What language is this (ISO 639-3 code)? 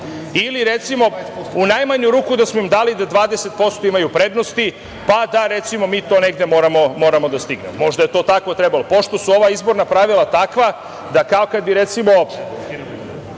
srp